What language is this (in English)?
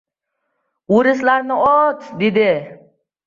Uzbek